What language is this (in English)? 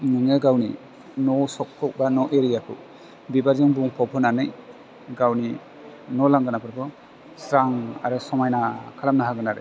Bodo